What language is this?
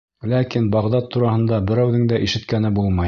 Bashkir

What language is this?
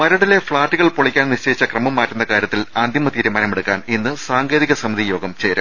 Malayalam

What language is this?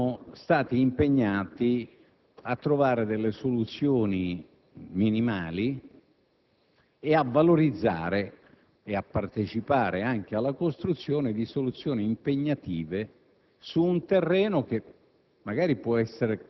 Italian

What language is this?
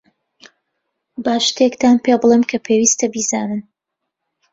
Central Kurdish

